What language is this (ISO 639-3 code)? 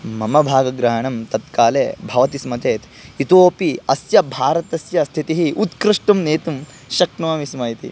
san